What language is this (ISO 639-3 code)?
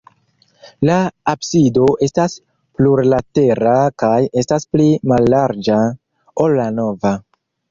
epo